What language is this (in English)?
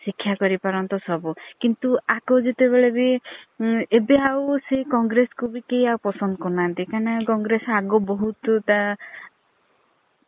Odia